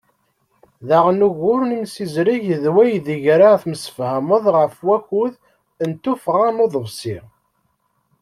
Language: Kabyle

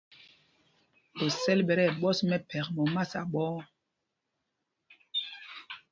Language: Mpumpong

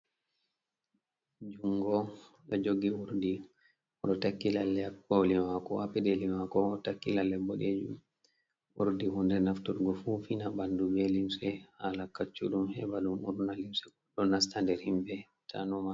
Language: Fula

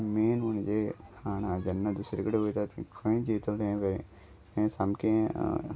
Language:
Konkani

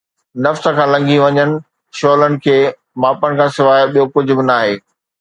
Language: Sindhi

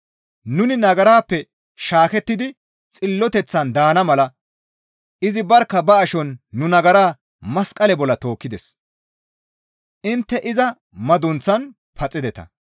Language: Gamo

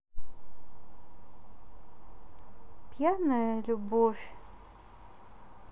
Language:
Russian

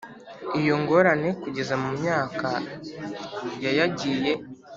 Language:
Kinyarwanda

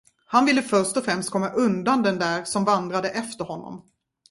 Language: Swedish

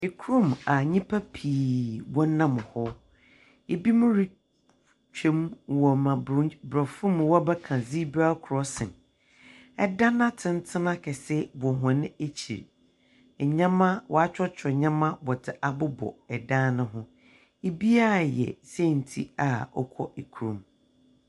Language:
Akan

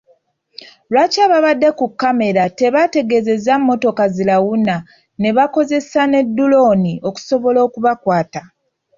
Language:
Ganda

